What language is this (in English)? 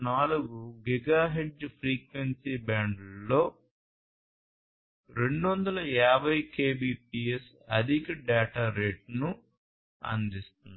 Telugu